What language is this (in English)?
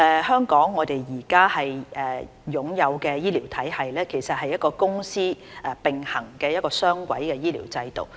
Cantonese